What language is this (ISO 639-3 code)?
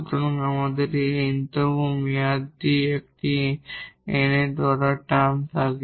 ben